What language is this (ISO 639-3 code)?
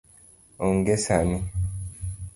luo